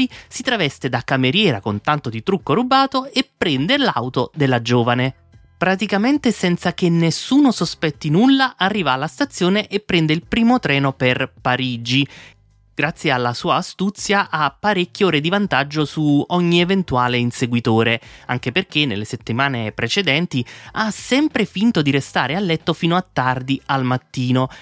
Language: Italian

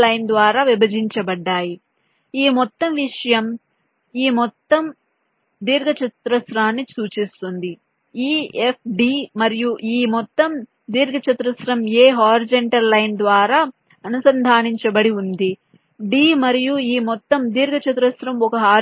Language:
Telugu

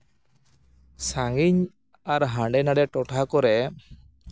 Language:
Santali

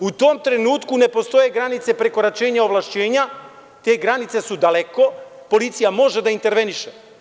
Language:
Serbian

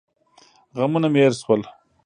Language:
Pashto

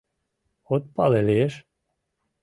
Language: Mari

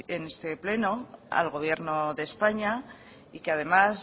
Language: Spanish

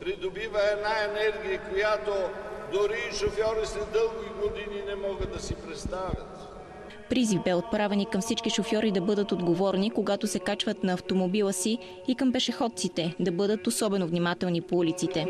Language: Bulgarian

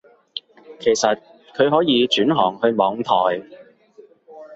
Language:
Cantonese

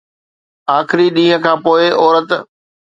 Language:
Sindhi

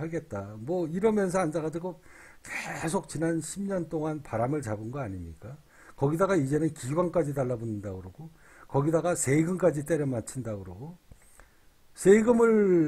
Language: Korean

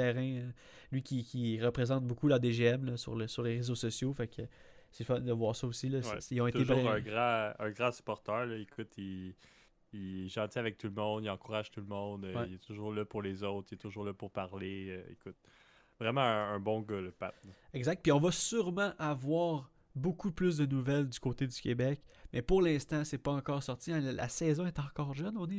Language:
French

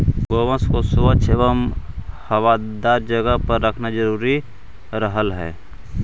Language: Magahi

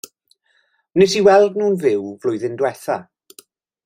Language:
Welsh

